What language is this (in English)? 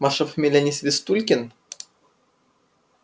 Russian